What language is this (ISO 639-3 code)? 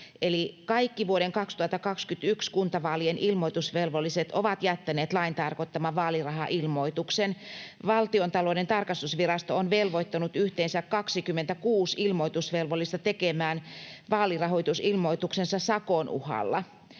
fin